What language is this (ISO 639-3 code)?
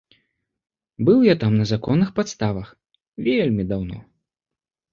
bel